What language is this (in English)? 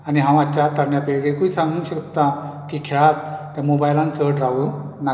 Konkani